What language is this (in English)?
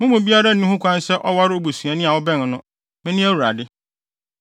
Akan